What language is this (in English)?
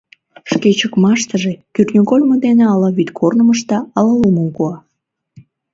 Mari